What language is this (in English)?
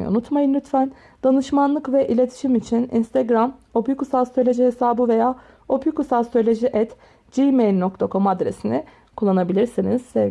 Turkish